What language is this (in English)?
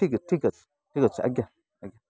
Odia